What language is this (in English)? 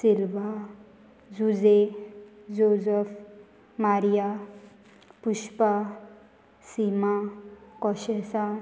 Konkani